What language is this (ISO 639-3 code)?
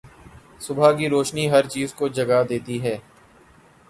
urd